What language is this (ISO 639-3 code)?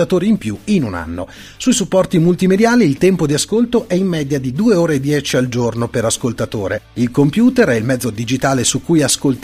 ita